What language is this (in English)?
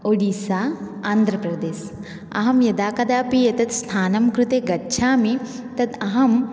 Sanskrit